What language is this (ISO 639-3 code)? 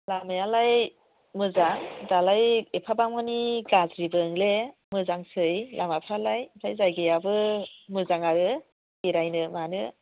brx